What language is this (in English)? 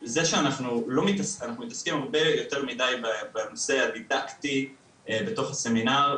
Hebrew